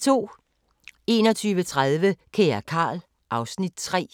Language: Danish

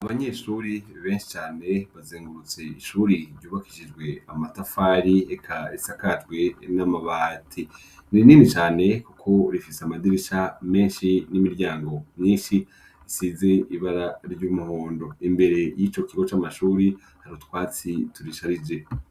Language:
Rundi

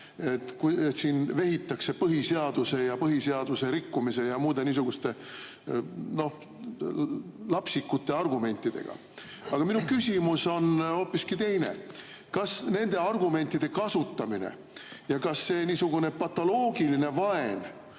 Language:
Estonian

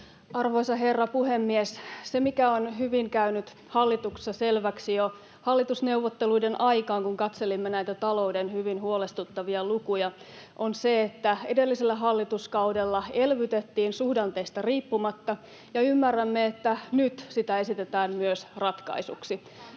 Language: Finnish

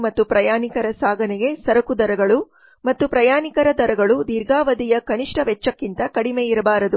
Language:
Kannada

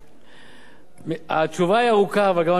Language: Hebrew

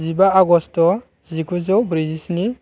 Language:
Bodo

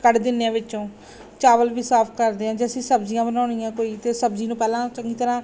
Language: Punjabi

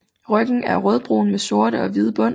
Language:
Danish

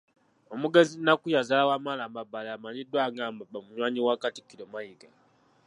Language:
Ganda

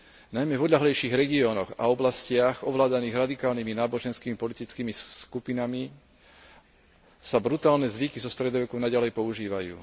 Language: Slovak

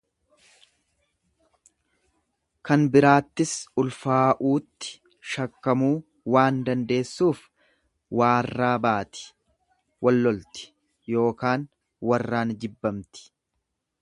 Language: Oromo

